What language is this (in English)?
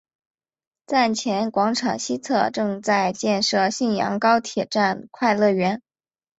Chinese